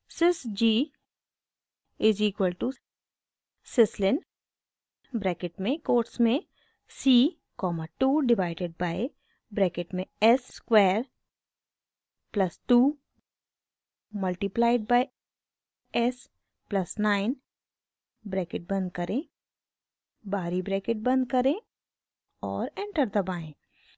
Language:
Hindi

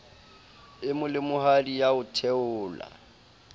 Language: Southern Sotho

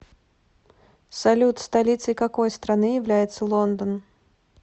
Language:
Russian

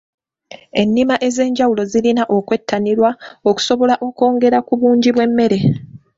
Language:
Ganda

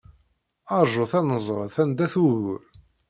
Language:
Kabyle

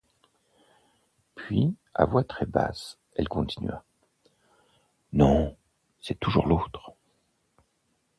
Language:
French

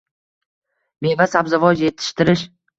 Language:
Uzbek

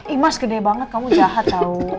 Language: Indonesian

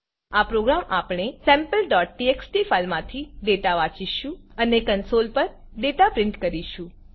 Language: Gujarati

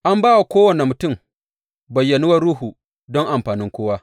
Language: Hausa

